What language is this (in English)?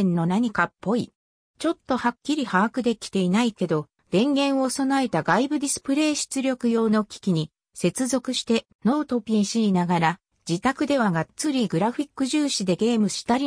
Japanese